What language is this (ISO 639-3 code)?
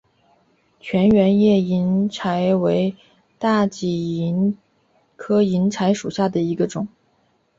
zho